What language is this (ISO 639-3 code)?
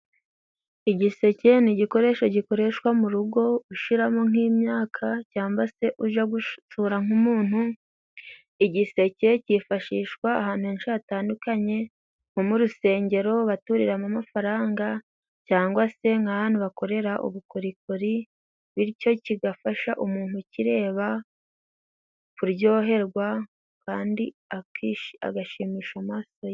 kin